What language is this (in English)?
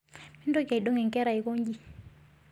Masai